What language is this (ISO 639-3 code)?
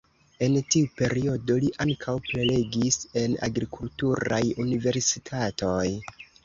epo